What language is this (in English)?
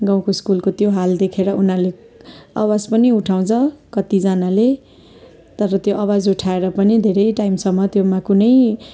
Nepali